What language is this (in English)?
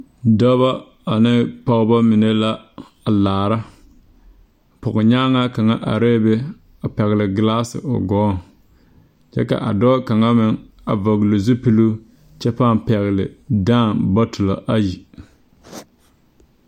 Southern Dagaare